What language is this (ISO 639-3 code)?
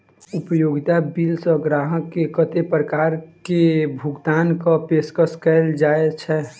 mai